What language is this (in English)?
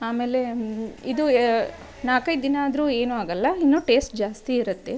Kannada